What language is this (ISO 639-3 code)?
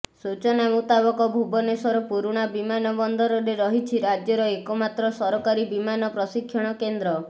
ori